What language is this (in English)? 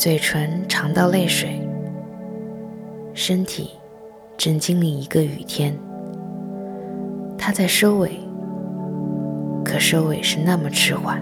Chinese